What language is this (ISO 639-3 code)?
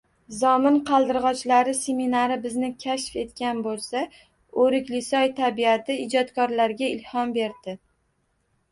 uzb